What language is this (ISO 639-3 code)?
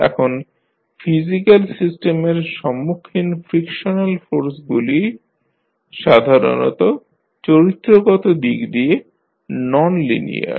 ben